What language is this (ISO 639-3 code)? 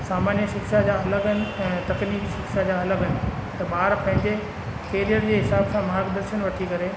snd